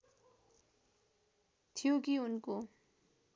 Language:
Nepali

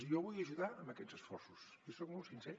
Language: Catalan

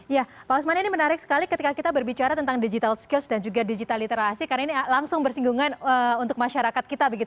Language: Indonesian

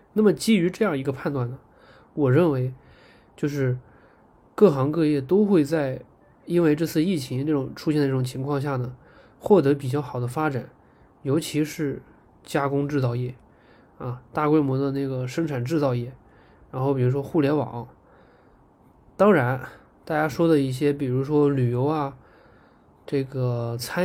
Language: Chinese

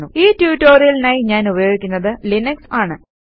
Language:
Malayalam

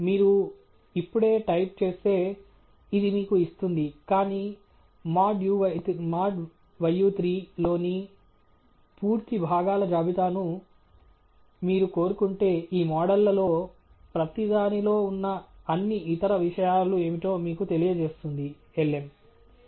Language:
Telugu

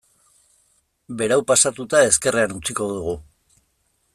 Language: Basque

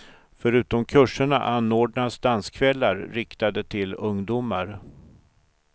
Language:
Swedish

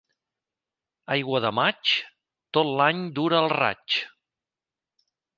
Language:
Catalan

